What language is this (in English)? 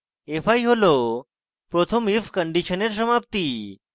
Bangla